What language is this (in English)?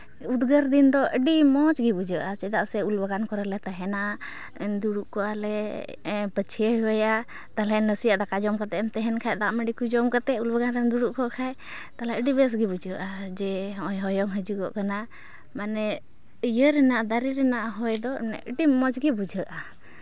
Santali